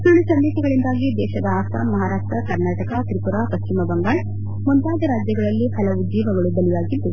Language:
Kannada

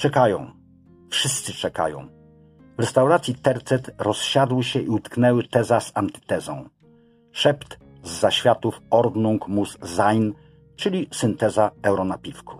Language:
Polish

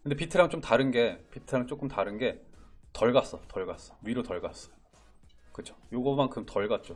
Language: Korean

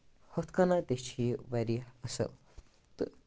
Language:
Kashmiri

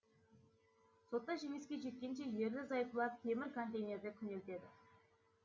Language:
Kazakh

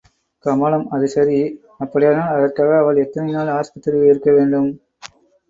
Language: Tamil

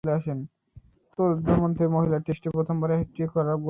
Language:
Bangla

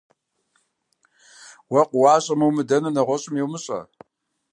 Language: Kabardian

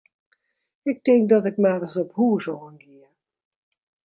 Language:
Western Frisian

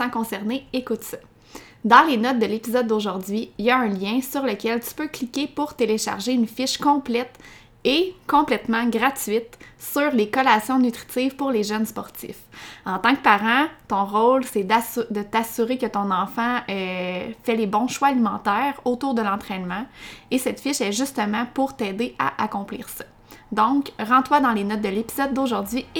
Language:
French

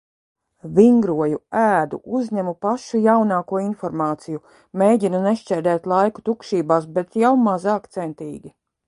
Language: Latvian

